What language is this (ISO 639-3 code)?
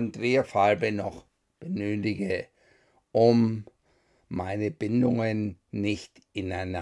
deu